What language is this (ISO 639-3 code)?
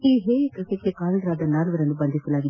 kan